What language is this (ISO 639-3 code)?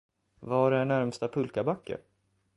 swe